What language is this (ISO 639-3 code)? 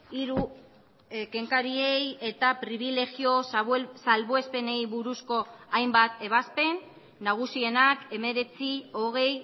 eus